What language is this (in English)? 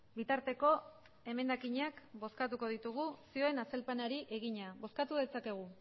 Basque